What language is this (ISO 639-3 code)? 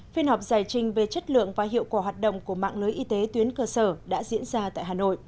vie